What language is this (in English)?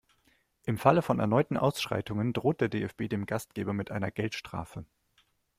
German